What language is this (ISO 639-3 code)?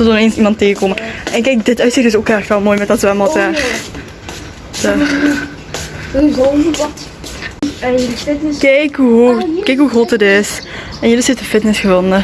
nld